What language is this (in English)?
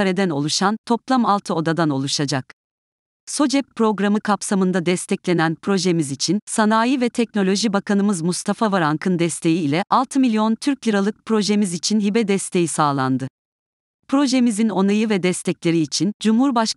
Turkish